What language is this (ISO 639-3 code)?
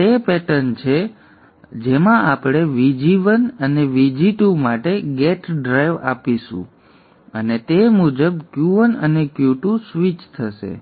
guj